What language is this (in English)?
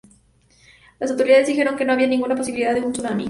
Spanish